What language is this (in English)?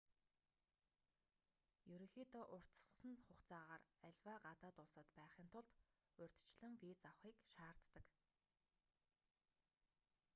Mongolian